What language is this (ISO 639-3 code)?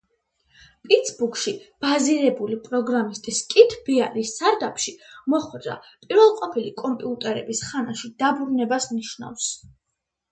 kat